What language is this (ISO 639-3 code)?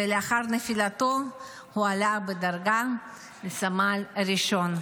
heb